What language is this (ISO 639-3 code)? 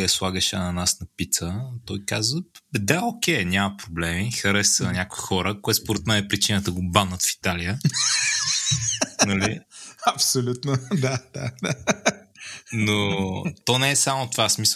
bul